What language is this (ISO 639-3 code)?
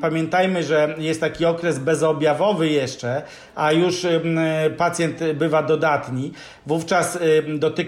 pol